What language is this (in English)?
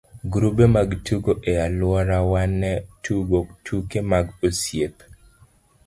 Luo (Kenya and Tanzania)